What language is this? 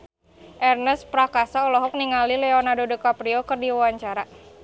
Sundanese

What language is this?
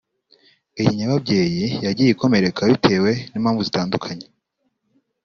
Kinyarwanda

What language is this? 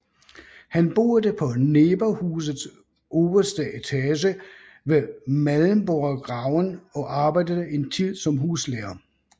Danish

